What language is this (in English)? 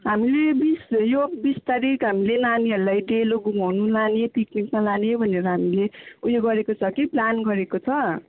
Nepali